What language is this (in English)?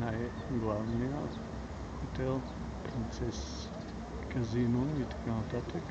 Bulgarian